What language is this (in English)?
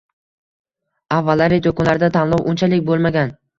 Uzbek